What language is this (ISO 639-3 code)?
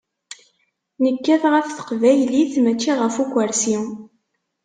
kab